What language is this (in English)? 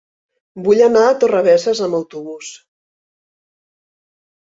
Catalan